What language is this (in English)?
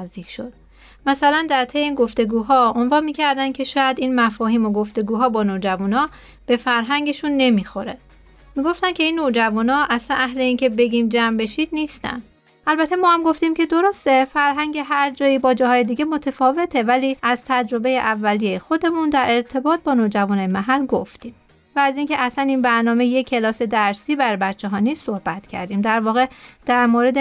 Persian